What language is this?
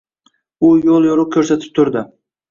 Uzbek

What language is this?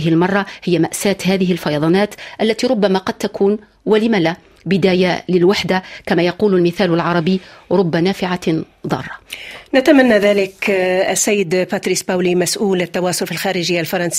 Arabic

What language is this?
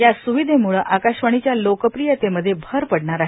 Marathi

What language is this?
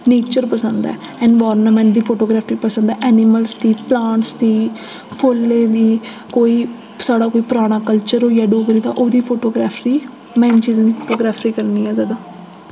Dogri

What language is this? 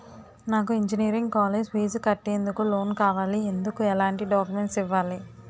Telugu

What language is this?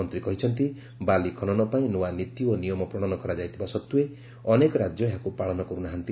Odia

